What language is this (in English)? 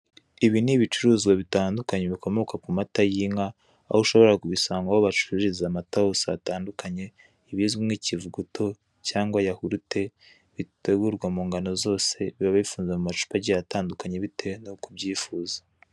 Kinyarwanda